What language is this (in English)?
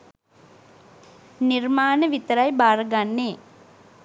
Sinhala